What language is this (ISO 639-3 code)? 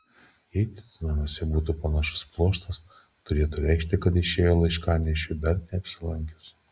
lit